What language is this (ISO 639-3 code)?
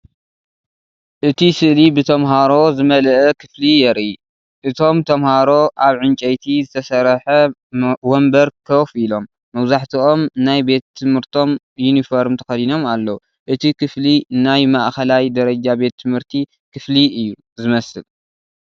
tir